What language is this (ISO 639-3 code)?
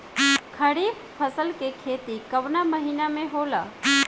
bho